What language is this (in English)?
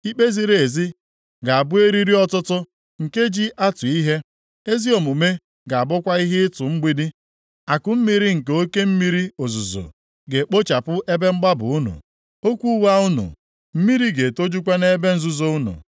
Igbo